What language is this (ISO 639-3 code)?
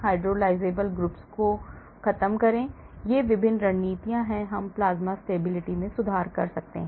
hin